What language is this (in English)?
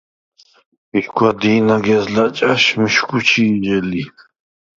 Svan